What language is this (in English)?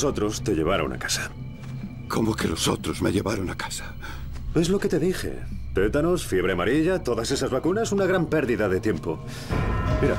Spanish